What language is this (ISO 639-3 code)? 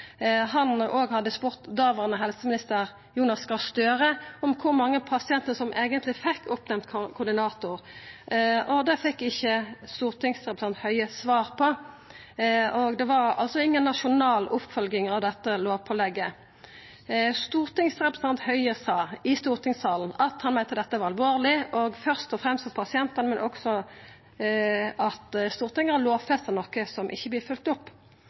nno